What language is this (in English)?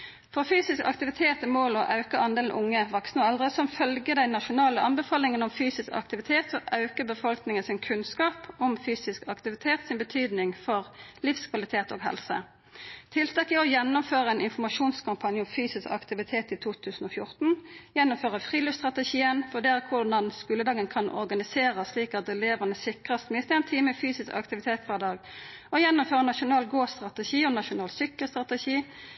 Norwegian Nynorsk